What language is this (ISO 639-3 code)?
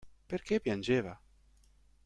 ita